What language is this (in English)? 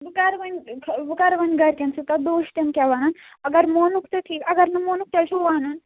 Kashmiri